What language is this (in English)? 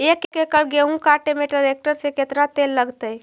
Magahi